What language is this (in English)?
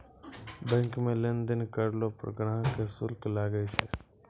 Maithili